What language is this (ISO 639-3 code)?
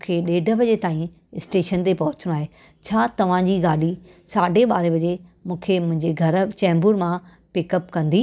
snd